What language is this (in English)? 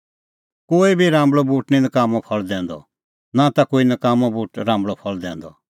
Kullu Pahari